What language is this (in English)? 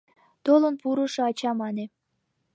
Mari